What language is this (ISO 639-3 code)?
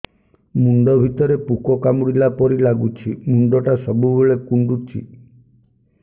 ori